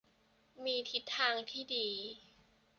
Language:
Thai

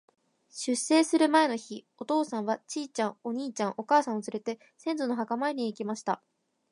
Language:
Japanese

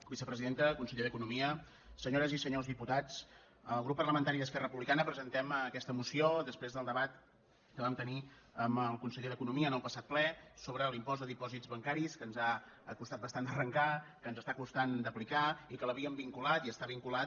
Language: Catalan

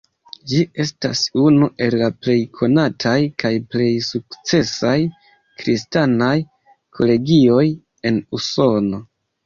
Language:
Esperanto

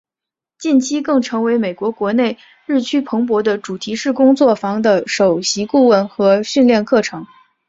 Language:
Chinese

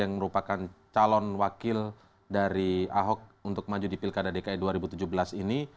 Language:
Indonesian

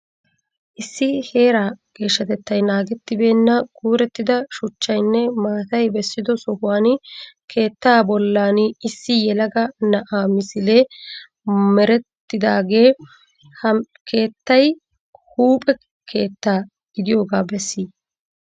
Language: Wolaytta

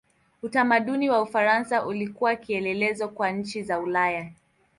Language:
Swahili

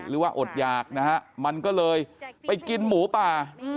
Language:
Thai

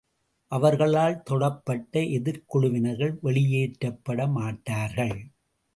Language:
Tamil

